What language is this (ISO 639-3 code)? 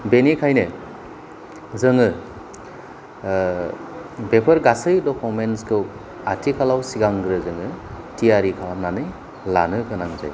brx